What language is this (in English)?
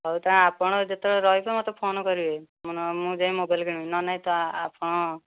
Odia